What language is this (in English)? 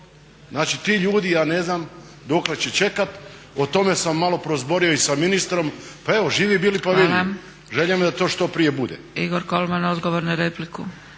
Croatian